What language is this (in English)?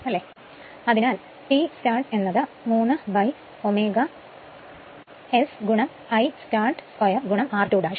Malayalam